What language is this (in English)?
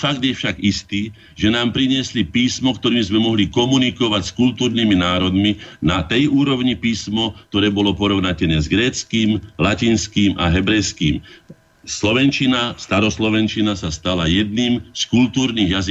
Slovak